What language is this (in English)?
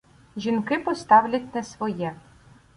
Ukrainian